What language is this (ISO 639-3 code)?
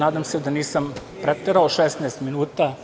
srp